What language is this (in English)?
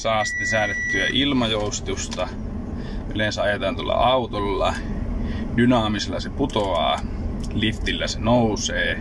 Finnish